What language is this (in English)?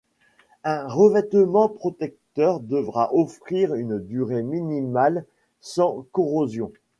French